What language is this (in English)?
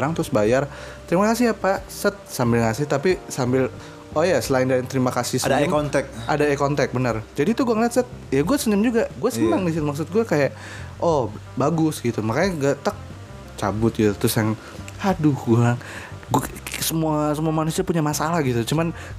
Indonesian